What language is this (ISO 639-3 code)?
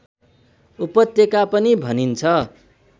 nep